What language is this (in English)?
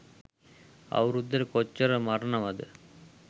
Sinhala